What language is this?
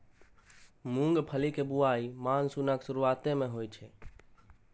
Maithili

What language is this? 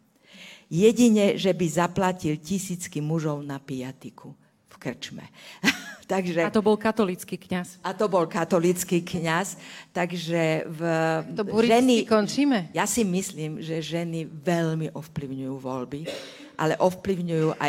Slovak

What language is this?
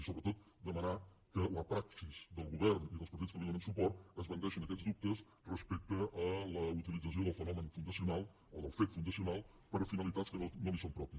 Catalan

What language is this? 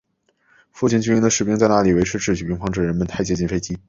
Chinese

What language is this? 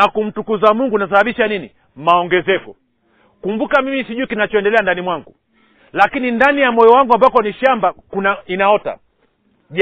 Swahili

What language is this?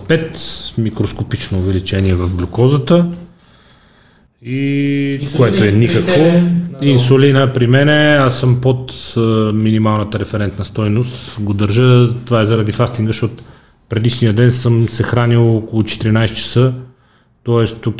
Bulgarian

